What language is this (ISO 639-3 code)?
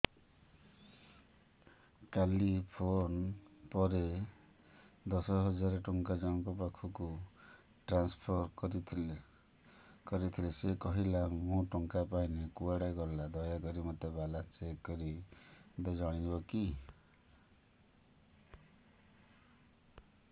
ori